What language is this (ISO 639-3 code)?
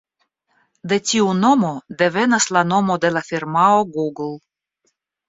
epo